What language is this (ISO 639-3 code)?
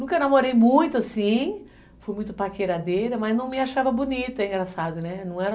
por